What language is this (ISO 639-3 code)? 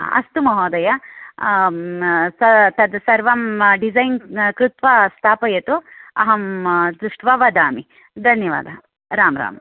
san